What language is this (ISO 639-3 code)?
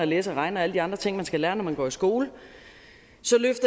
dan